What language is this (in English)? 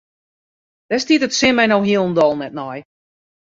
Western Frisian